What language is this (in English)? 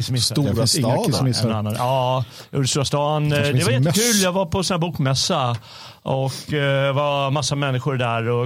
Swedish